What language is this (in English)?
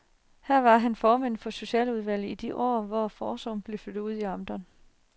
Danish